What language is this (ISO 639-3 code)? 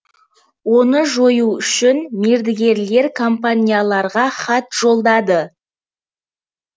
kaz